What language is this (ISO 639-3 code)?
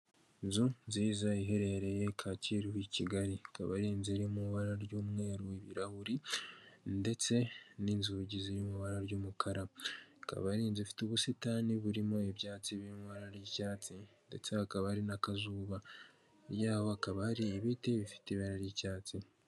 kin